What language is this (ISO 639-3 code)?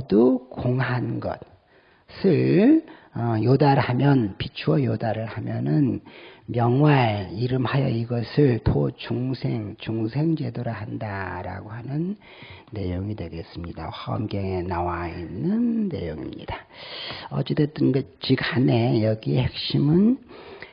kor